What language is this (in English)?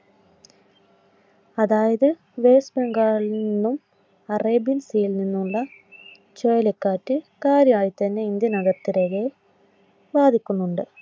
Malayalam